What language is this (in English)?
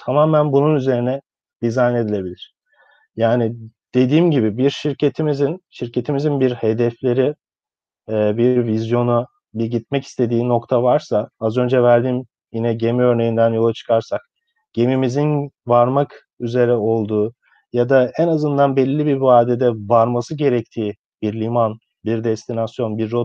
Turkish